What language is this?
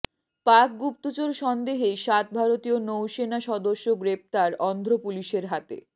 Bangla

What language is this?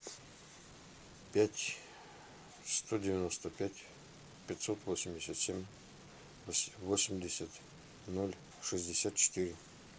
Russian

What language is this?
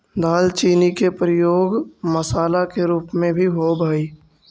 Magahi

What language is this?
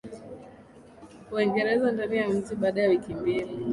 Swahili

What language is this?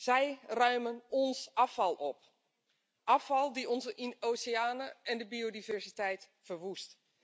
Dutch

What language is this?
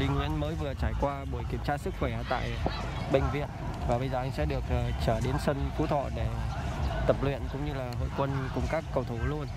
Vietnamese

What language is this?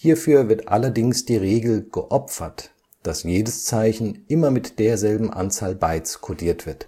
German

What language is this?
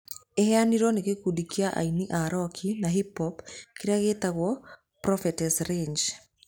Kikuyu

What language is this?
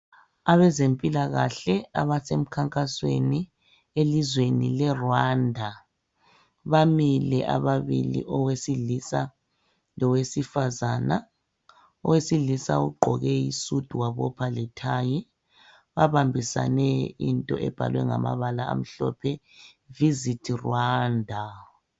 North Ndebele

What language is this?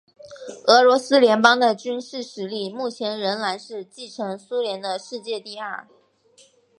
Chinese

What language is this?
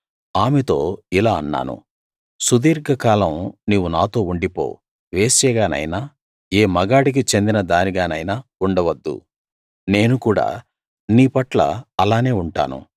Telugu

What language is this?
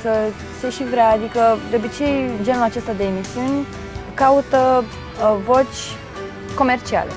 Romanian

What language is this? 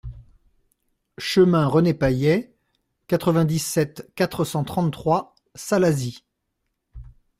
French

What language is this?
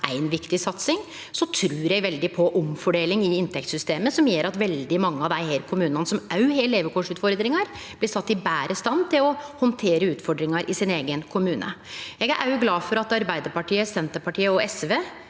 Norwegian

